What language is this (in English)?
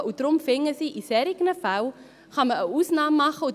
Swiss German